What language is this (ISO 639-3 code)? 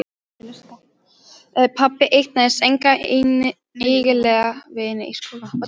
isl